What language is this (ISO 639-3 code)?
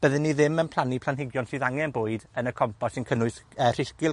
cym